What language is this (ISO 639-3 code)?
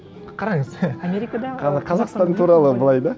kaz